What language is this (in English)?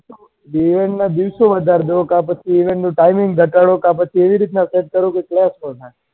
Gujarati